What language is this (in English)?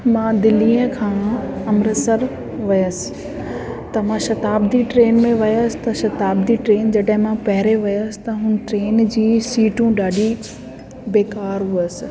Sindhi